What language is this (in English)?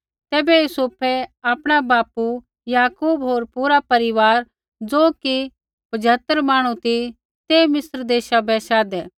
Kullu Pahari